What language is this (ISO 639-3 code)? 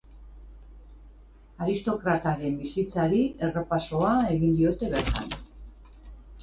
eus